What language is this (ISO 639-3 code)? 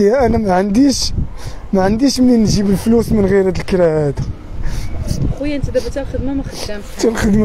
ara